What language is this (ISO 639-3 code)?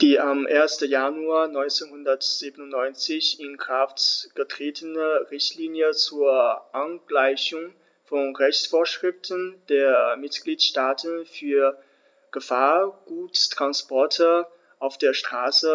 deu